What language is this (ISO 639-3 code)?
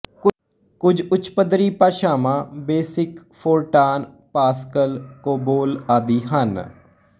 pan